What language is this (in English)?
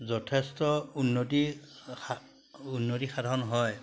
Assamese